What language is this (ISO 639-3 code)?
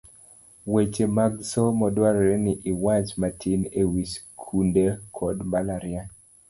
luo